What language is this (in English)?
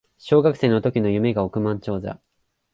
Japanese